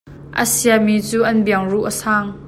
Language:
Hakha Chin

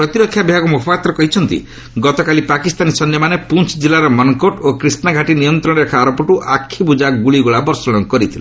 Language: Odia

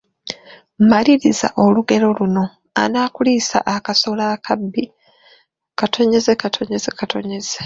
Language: Ganda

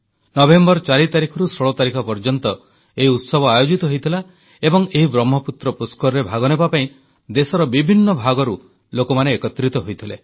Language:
Odia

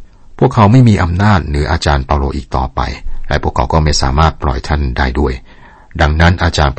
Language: Thai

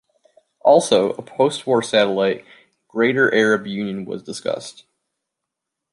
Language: English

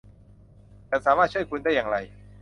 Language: Thai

